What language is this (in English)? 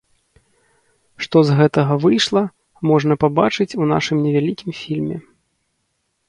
Belarusian